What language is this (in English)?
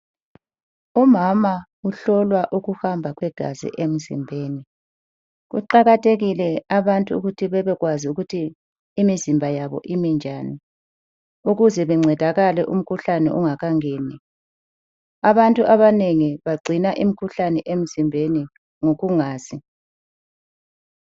North Ndebele